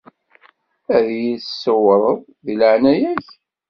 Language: Kabyle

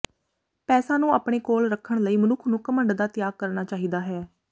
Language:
Punjabi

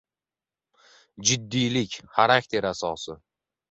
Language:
Uzbek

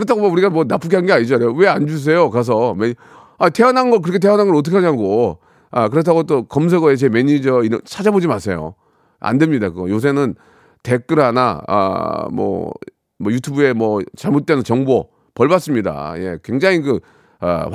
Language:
Korean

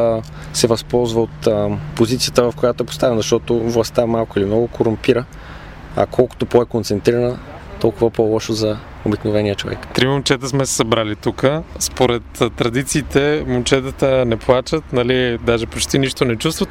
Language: Bulgarian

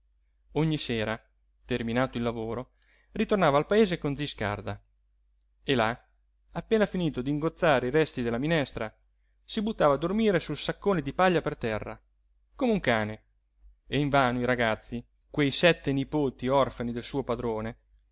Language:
Italian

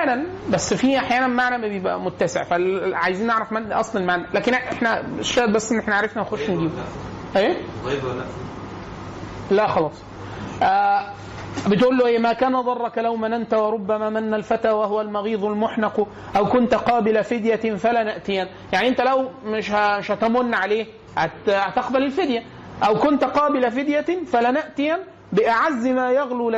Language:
Arabic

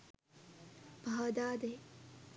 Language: Sinhala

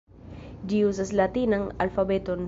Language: Esperanto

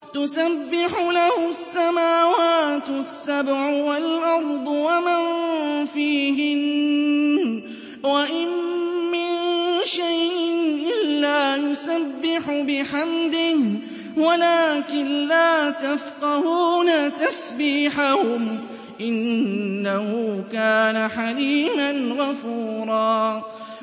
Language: Arabic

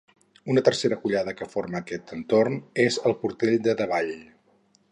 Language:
Catalan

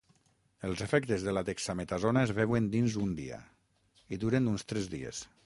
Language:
Catalan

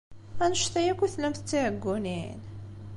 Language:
Kabyle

